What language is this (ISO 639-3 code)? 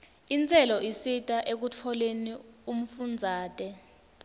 ssw